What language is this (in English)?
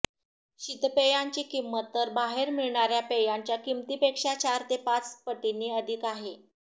Marathi